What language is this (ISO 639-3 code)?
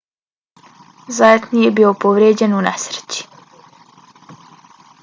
bos